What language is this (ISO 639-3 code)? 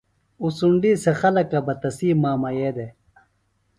phl